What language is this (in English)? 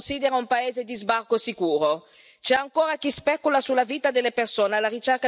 Italian